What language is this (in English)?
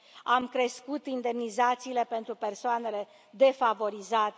Romanian